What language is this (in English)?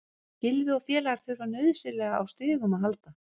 Icelandic